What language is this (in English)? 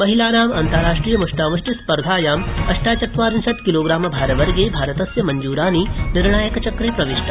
Sanskrit